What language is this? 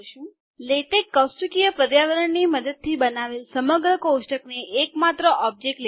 Gujarati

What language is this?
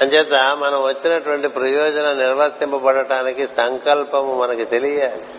Telugu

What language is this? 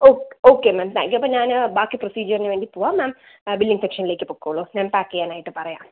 Malayalam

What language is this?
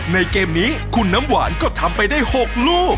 Thai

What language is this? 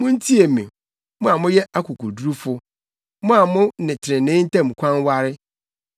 Akan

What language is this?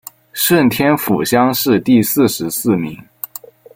Chinese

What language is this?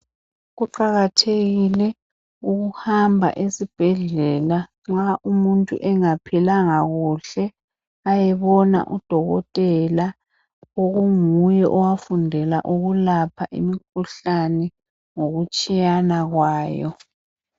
North Ndebele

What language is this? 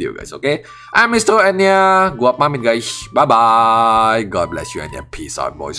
Indonesian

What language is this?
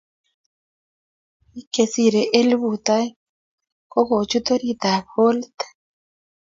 Kalenjin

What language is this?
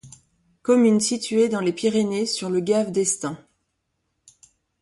French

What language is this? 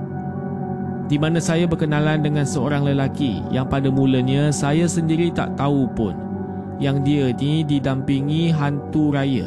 Malay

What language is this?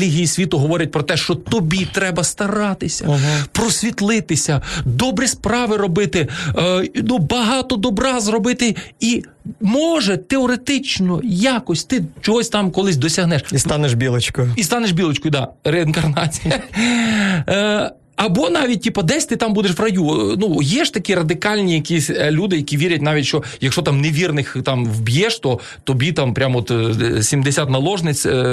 Ukrainian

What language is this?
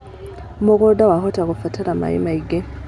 Kikuyu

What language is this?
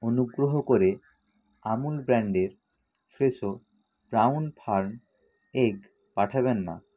Bangla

